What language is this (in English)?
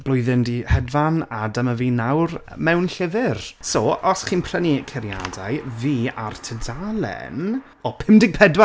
Welsh